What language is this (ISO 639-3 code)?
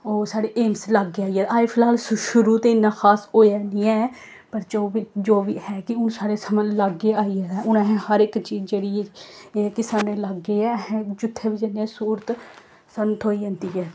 doi